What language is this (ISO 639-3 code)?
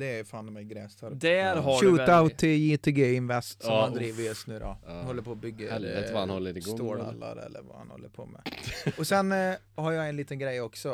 swe